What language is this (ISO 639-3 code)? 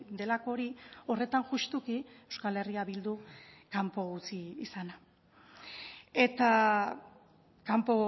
eus